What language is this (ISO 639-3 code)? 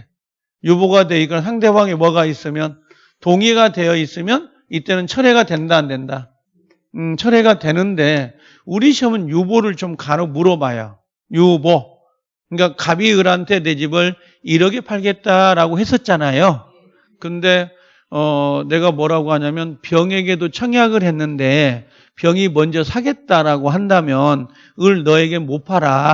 kor